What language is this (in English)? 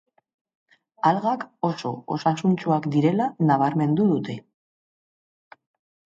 Basque